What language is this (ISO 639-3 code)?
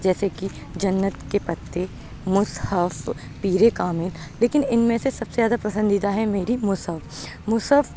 urd